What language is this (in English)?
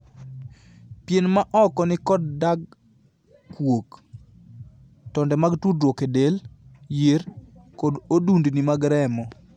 Luo (Kenya and Tanzania)